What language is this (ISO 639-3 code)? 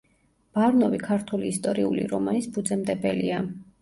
kat